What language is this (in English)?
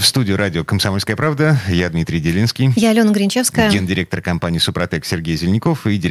Russian